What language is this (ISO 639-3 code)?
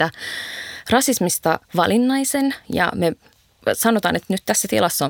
fin